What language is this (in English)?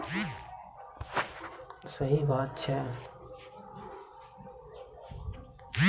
Maithili